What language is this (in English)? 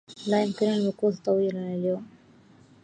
Arabic